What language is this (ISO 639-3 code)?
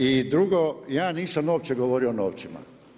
hrv